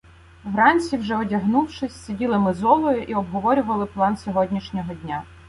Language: Ukrainian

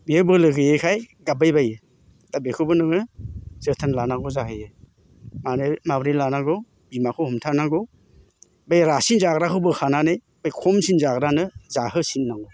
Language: Bodo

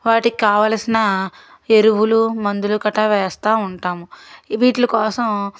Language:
Telugu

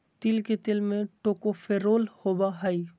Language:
Magahi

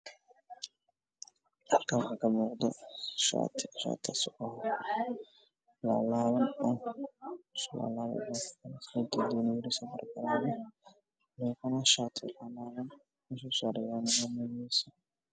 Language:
Somali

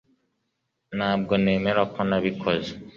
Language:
Kinyarwanda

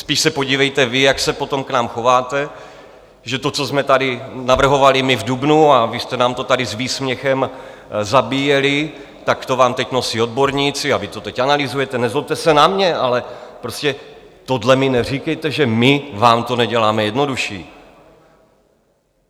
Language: Czech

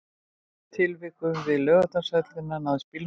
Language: Icelandic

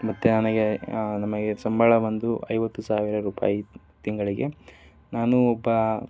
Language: Kannada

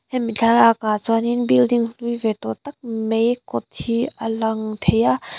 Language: Mizo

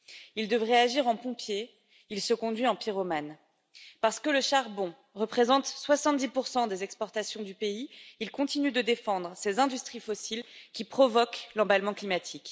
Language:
French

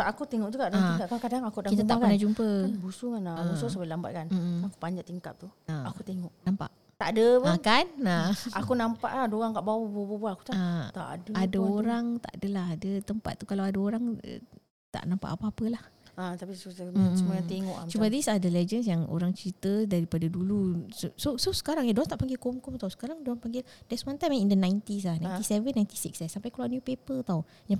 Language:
Malay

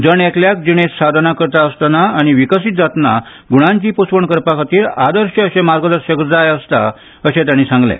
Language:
Konkani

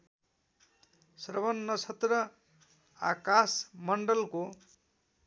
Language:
Nepali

